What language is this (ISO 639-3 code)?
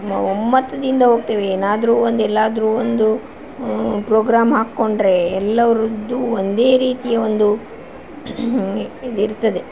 kan